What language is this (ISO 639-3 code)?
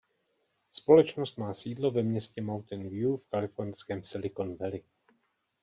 ces